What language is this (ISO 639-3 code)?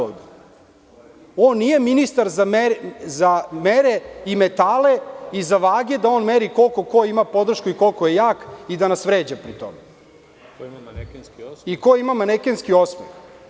srp